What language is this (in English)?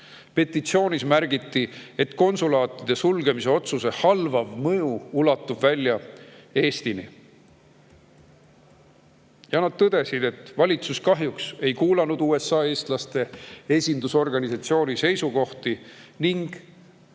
Estonian